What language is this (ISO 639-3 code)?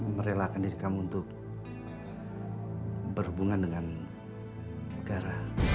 ind